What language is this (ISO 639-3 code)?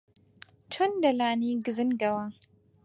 ckb